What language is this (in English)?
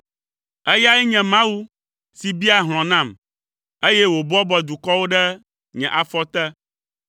Ewe